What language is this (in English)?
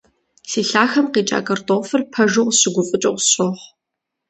Kabardian